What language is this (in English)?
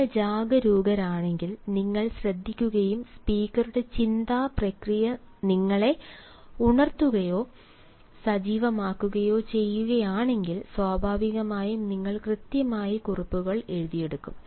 Malayalam